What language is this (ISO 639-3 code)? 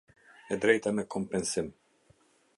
sqi